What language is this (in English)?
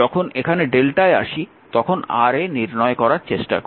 Bangla